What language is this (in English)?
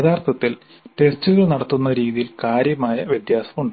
Malayalam